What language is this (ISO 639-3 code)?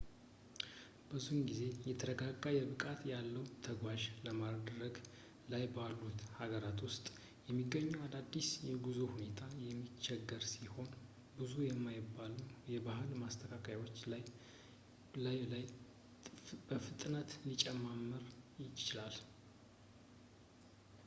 amh